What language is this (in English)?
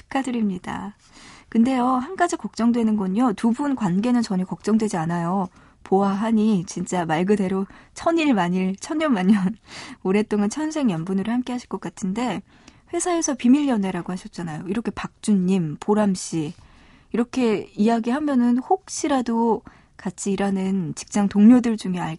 Korean